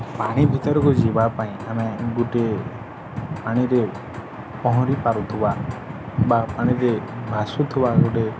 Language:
Odia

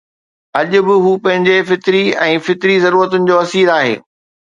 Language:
Sindhi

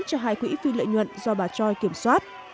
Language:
Vietnamese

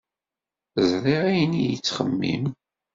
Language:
Kabyle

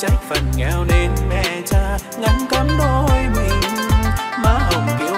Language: Vietnamese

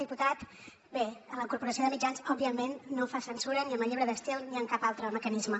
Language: Catalan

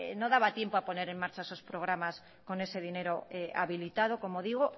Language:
Spanish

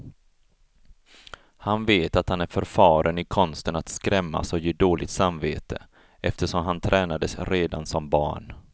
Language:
Swedish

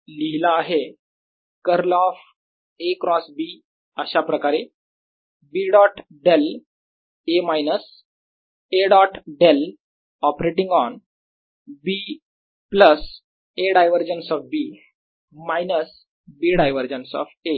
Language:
Marathi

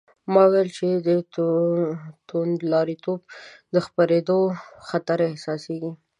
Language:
Pashto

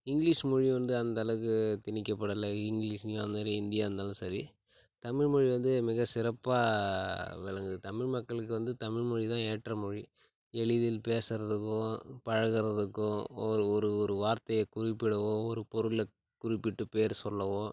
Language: Tamil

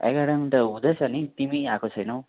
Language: Nepali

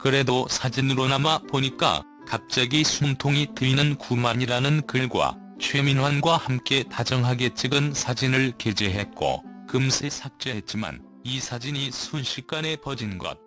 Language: Korean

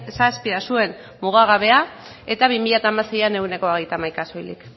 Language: Basque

